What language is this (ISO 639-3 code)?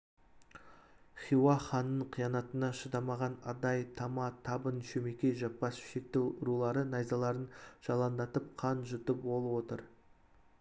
kaz